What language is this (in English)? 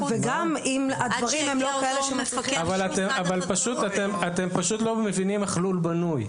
Hebrew